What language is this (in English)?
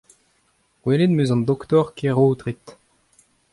Breton